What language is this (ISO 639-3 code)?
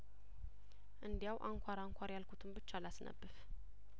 amh